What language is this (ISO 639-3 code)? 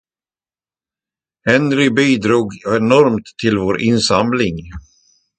swe